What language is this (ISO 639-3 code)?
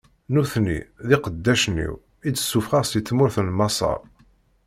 kab